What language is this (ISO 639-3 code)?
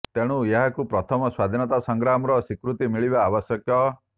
ori